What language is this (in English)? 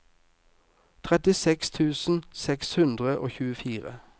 Norwegian